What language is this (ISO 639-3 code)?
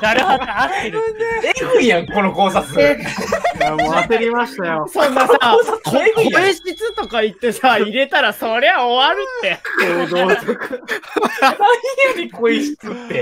jpn